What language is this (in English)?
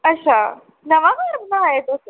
Dogri